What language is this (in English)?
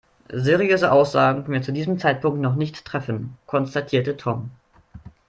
German